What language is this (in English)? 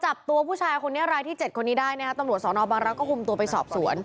Thai